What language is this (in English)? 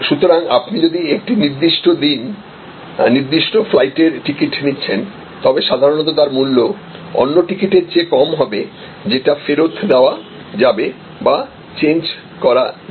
Bangla